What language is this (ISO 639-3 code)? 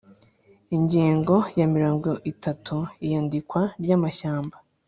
kin